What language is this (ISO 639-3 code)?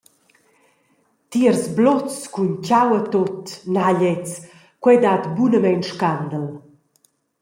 roh